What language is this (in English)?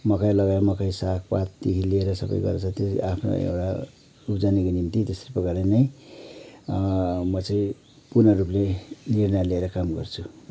Nepali